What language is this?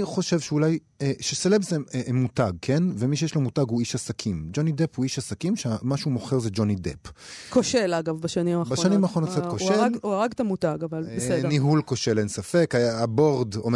Hebrew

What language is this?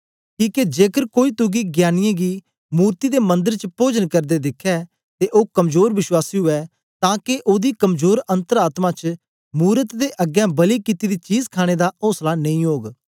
Dogri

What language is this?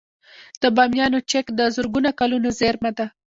Pashto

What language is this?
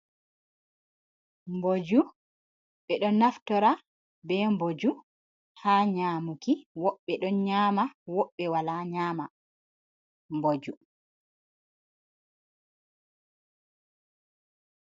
Fula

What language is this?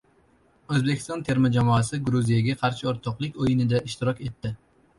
Uzbek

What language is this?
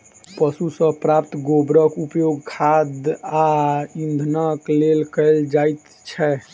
Maithili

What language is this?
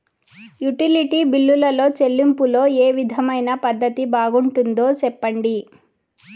Telugu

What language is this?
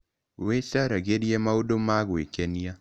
Kikuyu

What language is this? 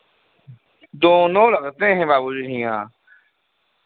Hindi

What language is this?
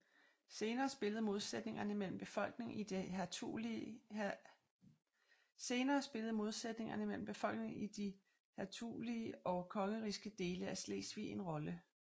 Danish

